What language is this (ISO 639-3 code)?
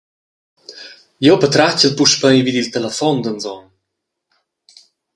roh